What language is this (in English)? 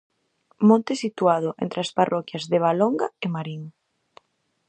Galician